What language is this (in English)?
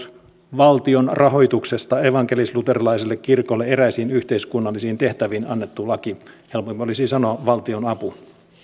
Finnish